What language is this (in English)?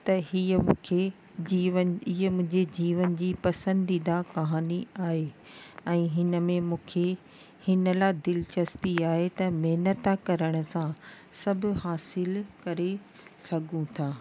Sindhi